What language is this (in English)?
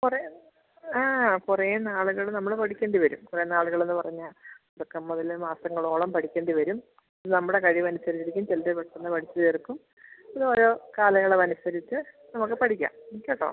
Malayalam